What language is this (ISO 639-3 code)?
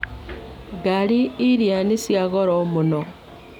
kik